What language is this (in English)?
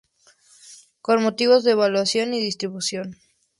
Spanish